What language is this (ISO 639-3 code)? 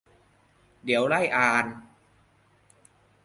tha